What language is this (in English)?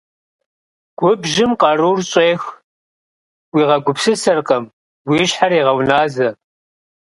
Kabardian